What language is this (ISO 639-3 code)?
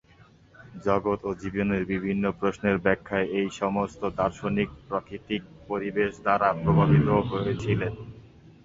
ben